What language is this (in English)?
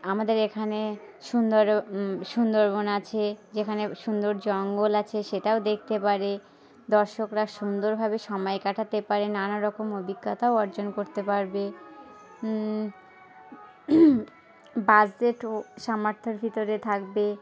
Bangla